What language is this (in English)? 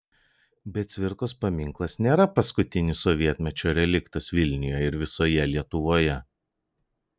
Lithuanian